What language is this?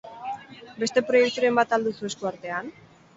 Basque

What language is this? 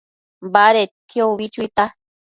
Matsés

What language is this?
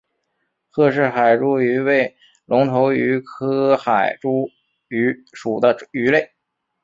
Chinese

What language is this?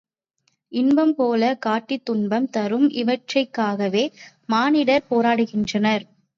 Tamil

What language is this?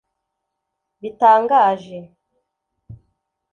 Kinyarwanda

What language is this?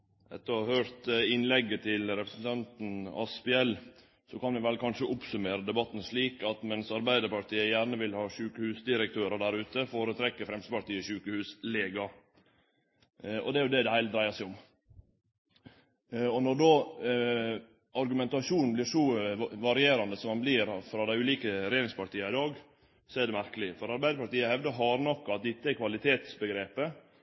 Norwegian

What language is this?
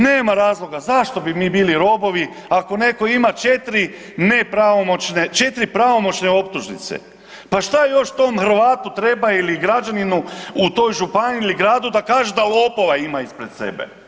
Croatian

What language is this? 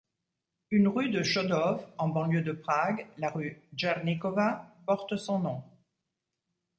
French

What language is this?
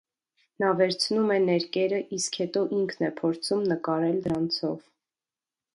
Armenian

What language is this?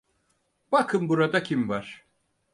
Turkish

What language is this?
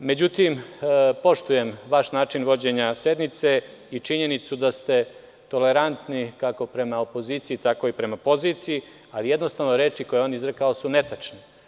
Serbian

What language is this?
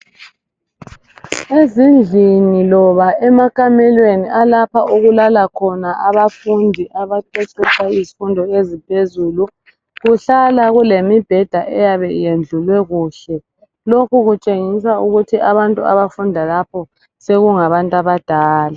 North Ndebele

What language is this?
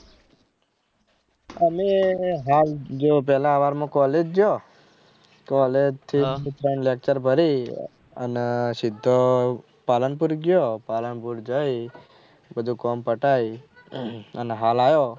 Gujarati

